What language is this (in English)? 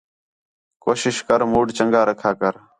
Khetrani